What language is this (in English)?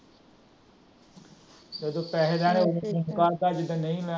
Punjabi